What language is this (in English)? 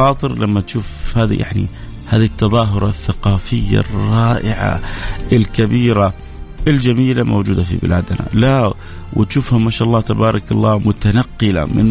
Arabic